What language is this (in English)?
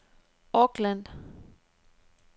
Danish